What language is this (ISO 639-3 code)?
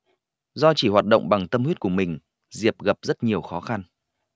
vie